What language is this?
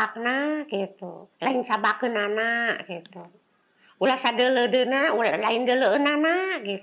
Indonesian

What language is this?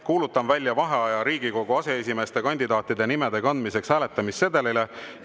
Estonian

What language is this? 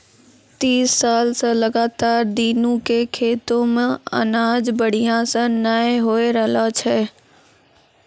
Maithili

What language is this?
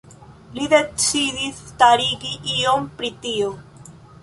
Esperanto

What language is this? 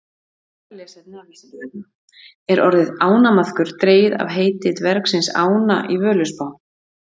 Icelandic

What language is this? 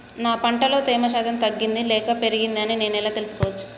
Telugu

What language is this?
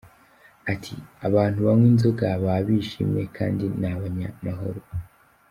Kinyarwanda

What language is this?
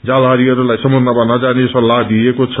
Nepali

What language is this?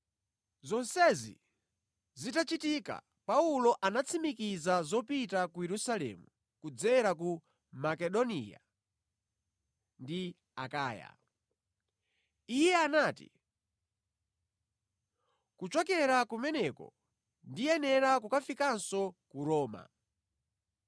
Nyanja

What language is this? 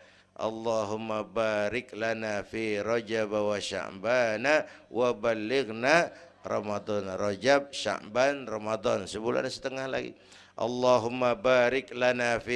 Indonesian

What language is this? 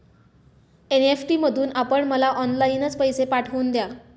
Marathi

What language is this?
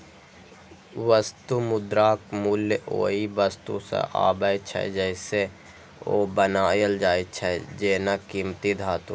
Maithili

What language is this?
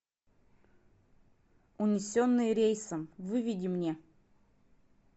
Russian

